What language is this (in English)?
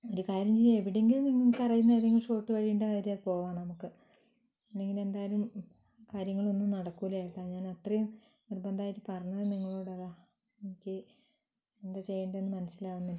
Malayalam